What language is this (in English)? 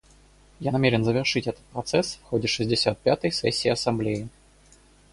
Russian